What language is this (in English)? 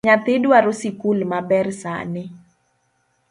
Luo (Kenya and Tanzania)